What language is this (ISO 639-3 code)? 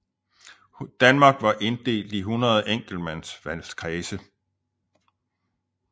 dan